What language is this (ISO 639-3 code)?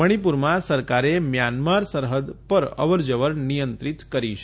guj